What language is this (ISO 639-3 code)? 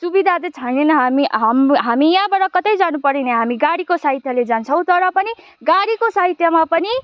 nep